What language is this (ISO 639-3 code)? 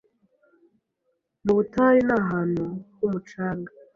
kin